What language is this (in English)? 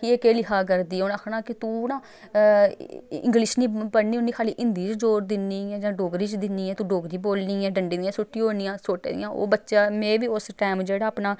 Dogri